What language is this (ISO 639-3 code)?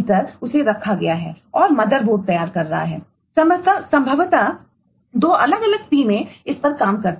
hin